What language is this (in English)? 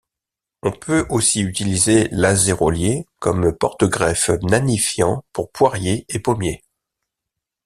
French